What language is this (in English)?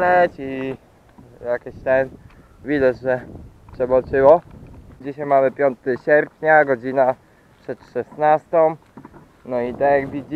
Polish